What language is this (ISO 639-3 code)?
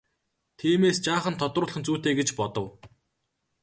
mon